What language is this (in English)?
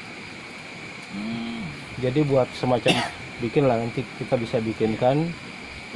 Indonesian